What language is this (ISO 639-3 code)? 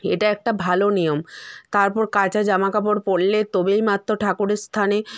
ben